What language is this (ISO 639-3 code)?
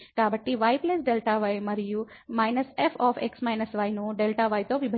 tel